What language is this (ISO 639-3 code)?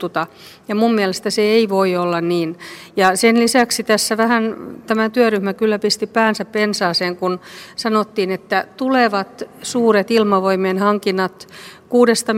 fin